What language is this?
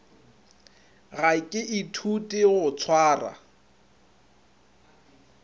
Northern Sotho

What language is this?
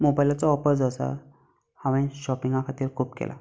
Konkani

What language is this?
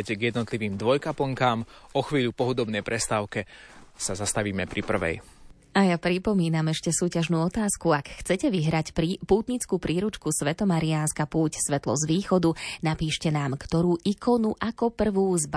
Slovak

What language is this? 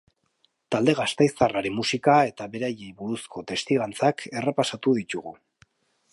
Basque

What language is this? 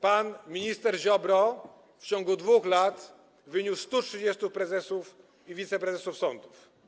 Polish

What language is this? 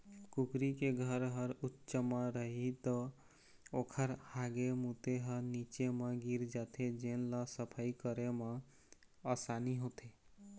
Chhattisgarhi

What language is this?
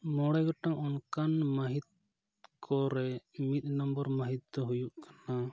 Santali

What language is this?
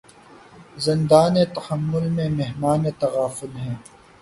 Urdu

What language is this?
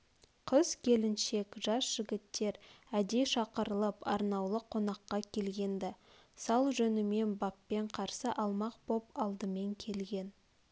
Kazakh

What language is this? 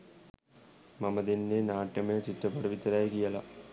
Sinhala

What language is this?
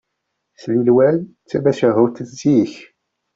Kabyle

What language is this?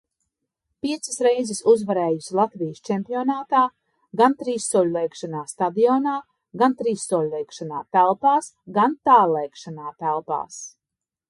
Latvian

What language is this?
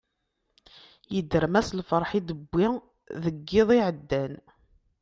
Kabyle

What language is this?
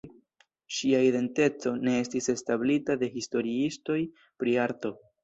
Esperanto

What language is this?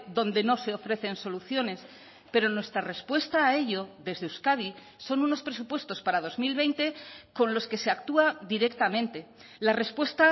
Spanish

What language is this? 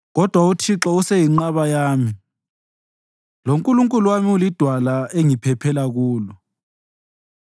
North Ndebele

